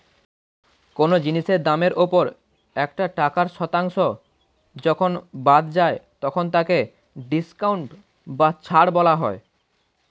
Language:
Bangla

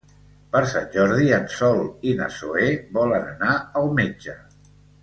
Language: Catalan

